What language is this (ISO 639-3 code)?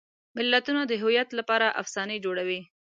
pus